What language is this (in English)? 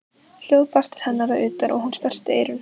Icelandic